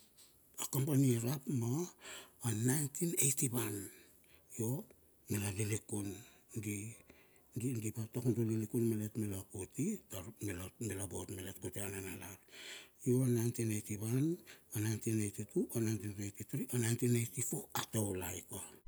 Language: Bilur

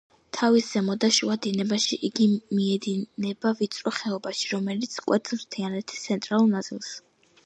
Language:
Georgian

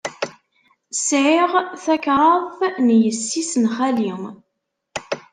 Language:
Kabyle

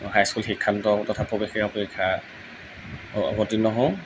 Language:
Assamese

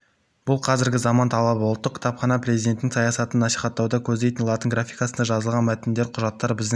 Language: Kazakh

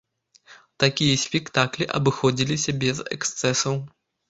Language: Belarusian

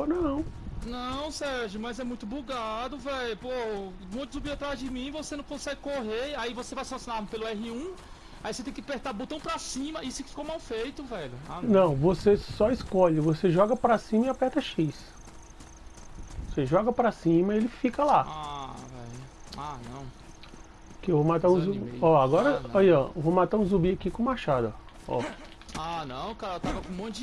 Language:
Portuguese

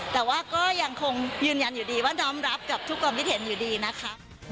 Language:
Thai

